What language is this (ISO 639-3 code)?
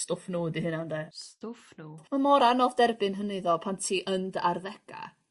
cym